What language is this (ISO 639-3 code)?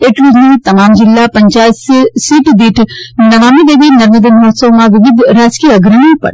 guj